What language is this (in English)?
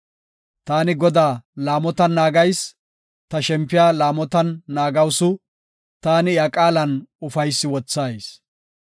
Gofa